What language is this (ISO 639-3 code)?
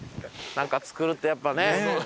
jpn